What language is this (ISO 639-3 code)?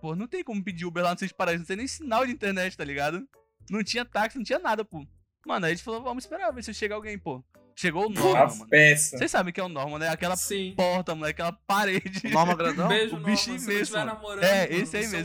por